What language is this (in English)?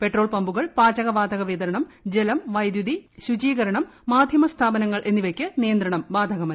Malayalam